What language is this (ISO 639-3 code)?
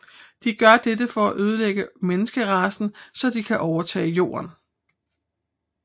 dan